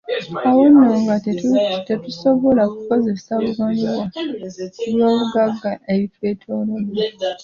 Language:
Ganda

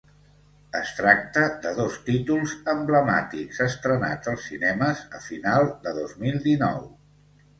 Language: Catalan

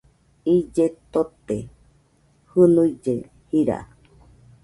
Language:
Nüpode Huitoto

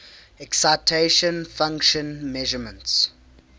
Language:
English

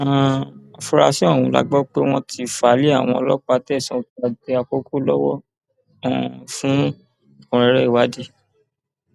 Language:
Yoruba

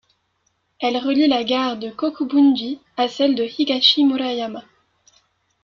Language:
French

